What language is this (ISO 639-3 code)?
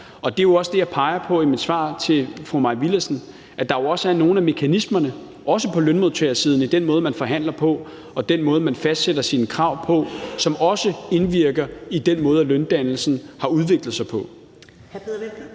dan